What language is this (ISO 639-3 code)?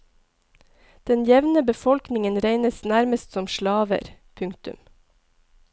nor